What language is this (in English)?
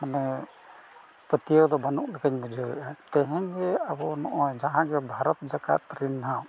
Santali